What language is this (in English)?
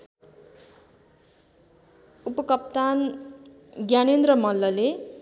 Nepali